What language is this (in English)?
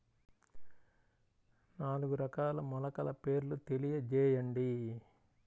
Telugu